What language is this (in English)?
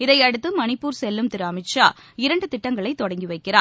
Tamil